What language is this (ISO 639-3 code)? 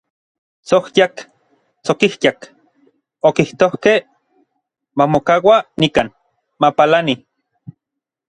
nlv